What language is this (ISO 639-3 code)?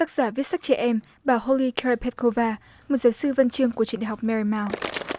vie